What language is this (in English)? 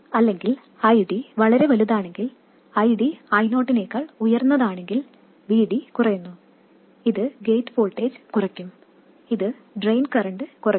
Malayalam